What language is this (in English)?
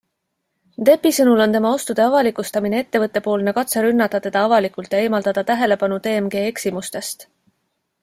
Estonian